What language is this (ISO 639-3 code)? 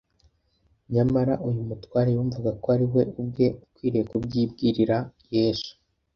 kin